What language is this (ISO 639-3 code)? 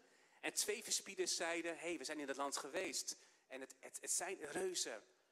nld